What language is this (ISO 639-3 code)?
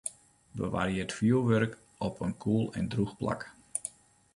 fry